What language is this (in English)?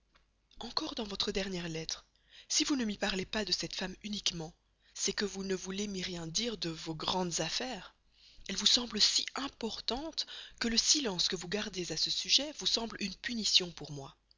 French